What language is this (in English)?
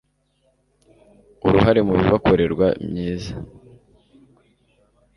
Kinyarwanda